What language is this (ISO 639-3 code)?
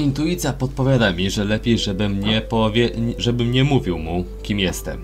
pol